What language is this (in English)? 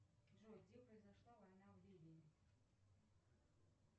Russian